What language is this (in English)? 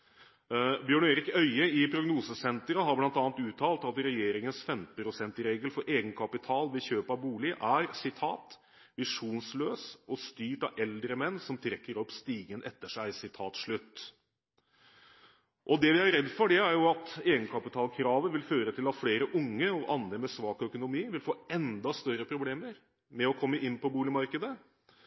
Norwegian Bokmål